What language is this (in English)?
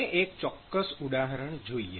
Gujarati